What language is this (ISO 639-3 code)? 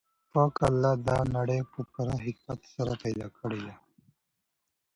pus